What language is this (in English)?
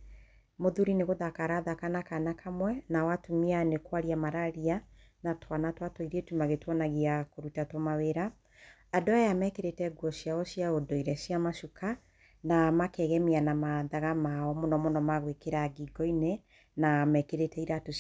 Kikuyu